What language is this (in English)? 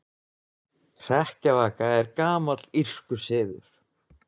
Icelandic